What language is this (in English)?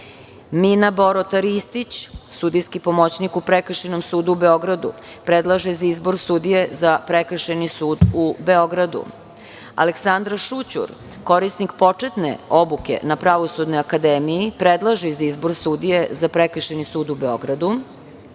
Serbian